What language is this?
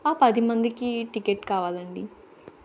Telugu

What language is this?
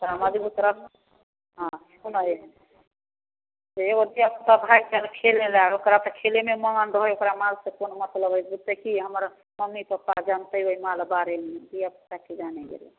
Maithili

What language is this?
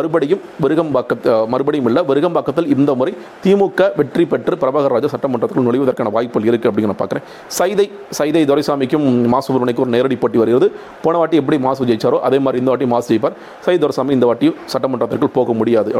Tamil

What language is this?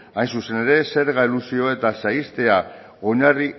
Basque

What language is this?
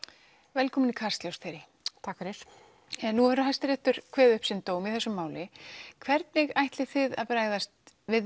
Icelandic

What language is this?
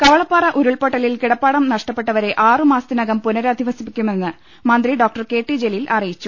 Malayalam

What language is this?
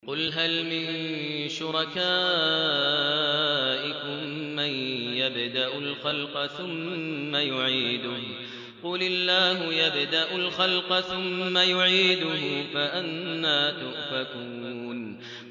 Arabic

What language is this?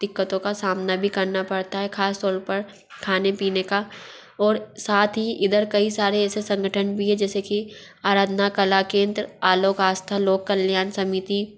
Hindi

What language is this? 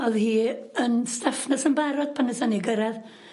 Welsh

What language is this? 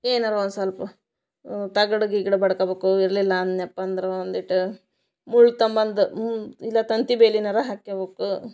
Kannada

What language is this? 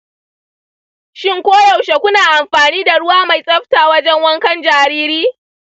Hausa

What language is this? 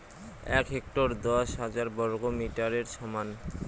Bangla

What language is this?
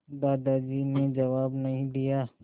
Hindi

